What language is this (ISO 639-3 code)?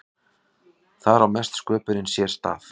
isl